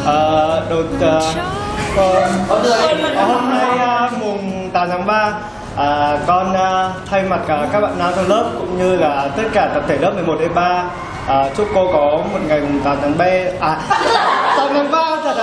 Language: Vietnamese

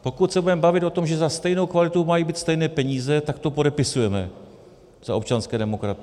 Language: Czech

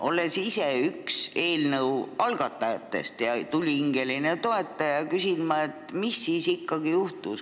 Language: Estonian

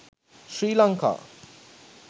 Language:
Sinhala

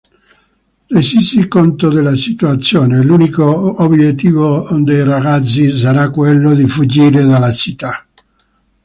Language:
Italian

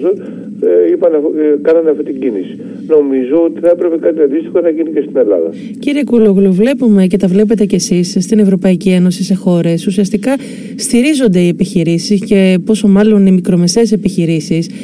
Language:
Greek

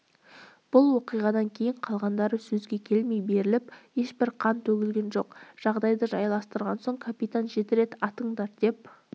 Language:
Kazakh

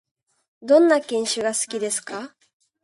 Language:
Japanese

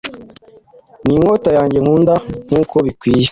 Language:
Kinyarwanda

